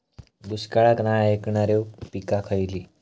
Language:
Marathi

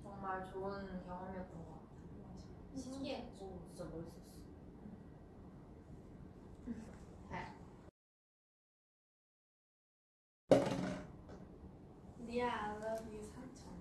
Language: Korean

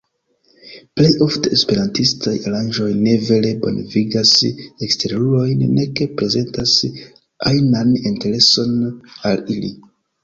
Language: Esperanto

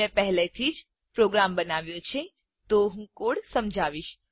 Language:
Gujarati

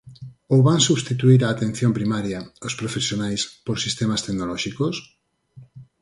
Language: Galician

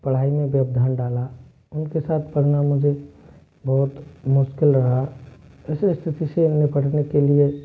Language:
Hindi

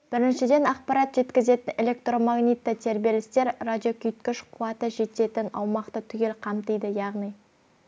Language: Kazakh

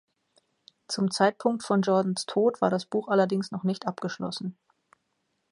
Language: German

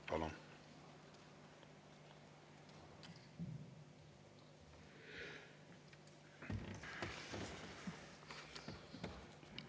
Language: Estonian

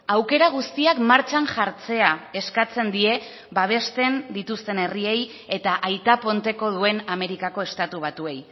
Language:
Basque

